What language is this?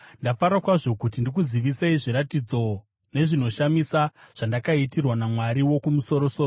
Shona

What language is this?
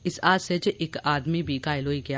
Dogri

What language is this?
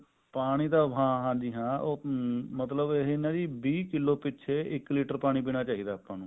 Punjabi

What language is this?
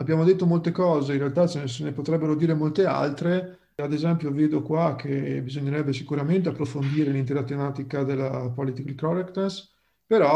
Italian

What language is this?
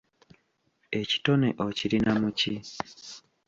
Ganda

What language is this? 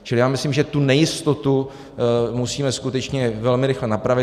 Czech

